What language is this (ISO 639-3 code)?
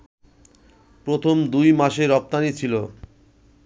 ben